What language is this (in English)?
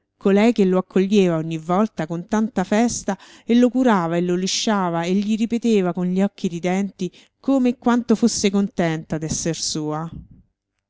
Italian